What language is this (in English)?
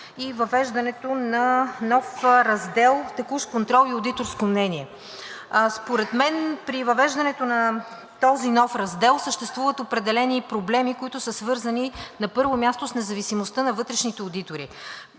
Bulgarian